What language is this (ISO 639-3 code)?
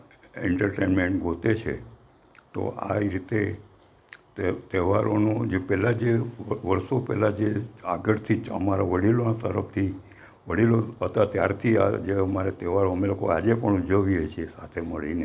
guj